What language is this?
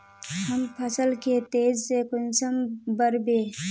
Magahi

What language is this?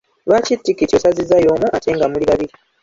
Ganda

